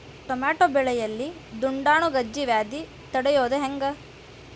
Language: Kannada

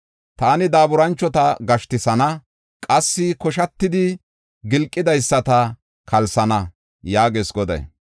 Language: Gofa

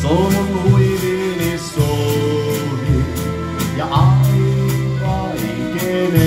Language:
Finnish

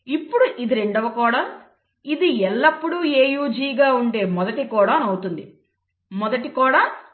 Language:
Telugu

